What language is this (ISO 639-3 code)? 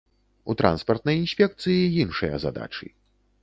bel